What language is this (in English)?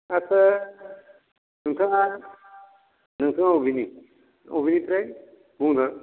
Bodo